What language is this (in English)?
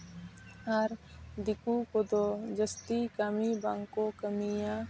Santali